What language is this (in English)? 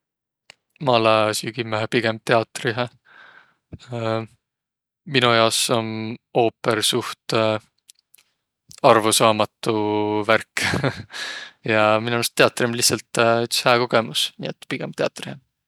Võro